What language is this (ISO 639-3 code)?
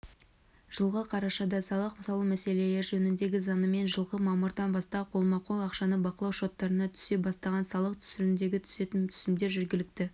kaz